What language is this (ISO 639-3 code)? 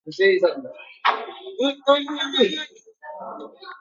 eus